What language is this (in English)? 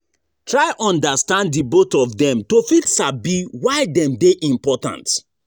Nigerian Pidgin